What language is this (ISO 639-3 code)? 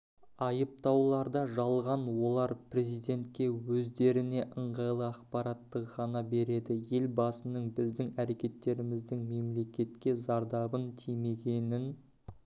kaz